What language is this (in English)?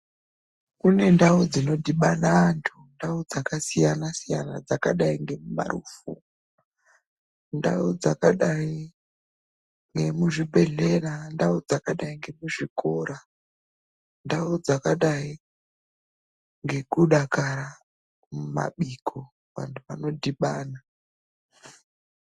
Ndau